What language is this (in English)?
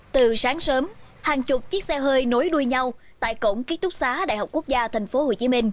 Vietnamese